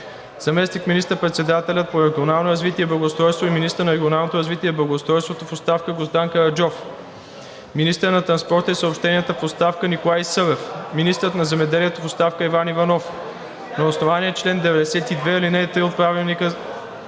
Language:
Bulgarian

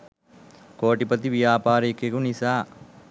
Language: Sinhala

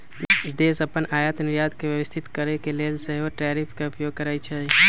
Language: Magahi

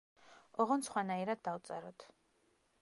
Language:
Georgian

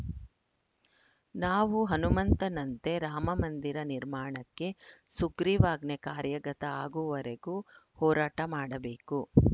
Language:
Kannada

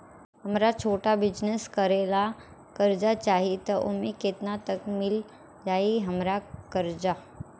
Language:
Bhojpuri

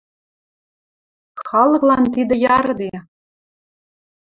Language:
Western Mari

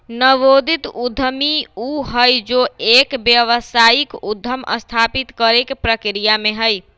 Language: Magahi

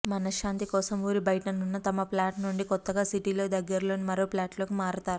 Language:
Telugu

